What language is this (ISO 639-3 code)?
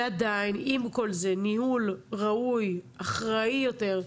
heb